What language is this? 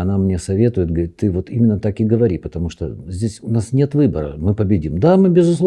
Russian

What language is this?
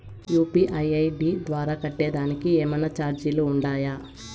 Telugu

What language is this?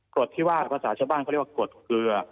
Thai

